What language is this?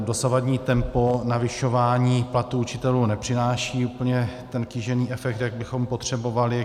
Czech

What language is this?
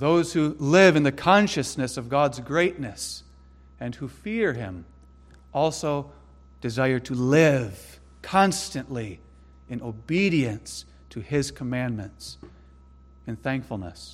English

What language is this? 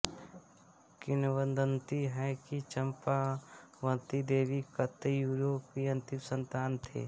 Hindi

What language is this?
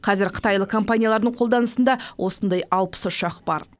Kazakh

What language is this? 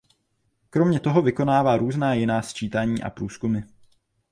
Czech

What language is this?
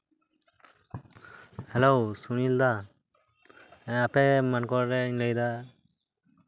Santali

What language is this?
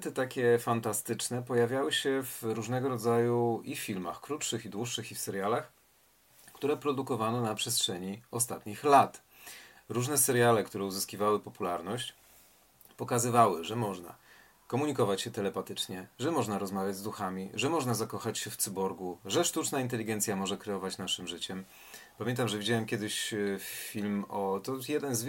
Polish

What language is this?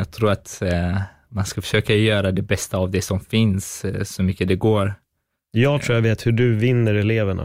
Swedish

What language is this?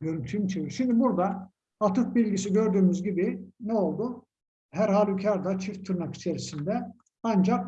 Turkish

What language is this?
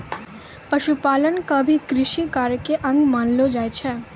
Maithili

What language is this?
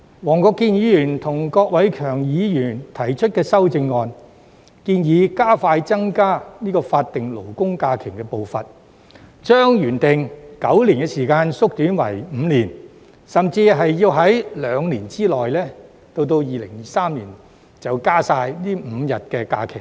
Cantonese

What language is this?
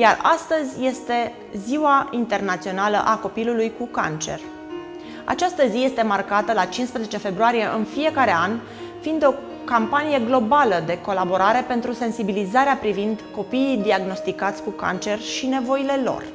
Romanian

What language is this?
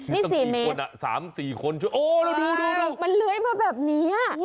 Thai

